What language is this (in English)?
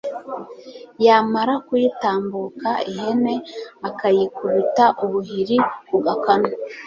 Kinyarwanda